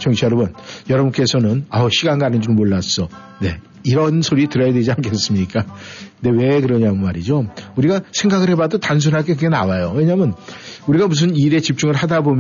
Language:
Korean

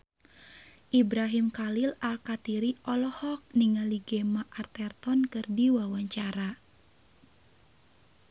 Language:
Sundanese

